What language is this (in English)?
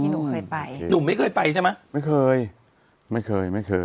Thai